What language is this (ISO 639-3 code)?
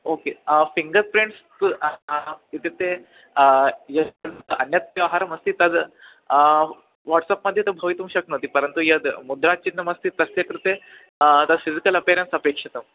san